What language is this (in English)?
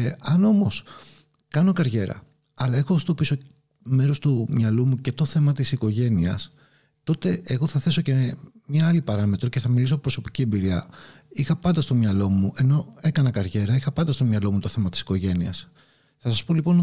Greek